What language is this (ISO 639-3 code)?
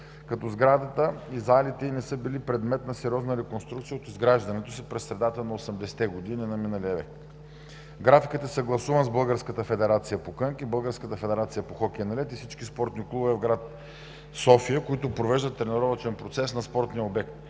bul